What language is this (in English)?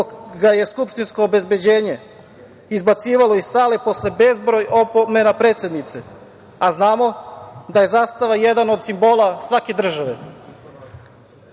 Serbian